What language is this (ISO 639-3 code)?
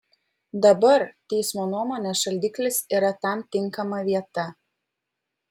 lit